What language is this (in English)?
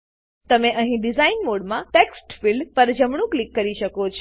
Gujarati